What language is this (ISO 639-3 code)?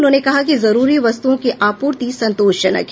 hin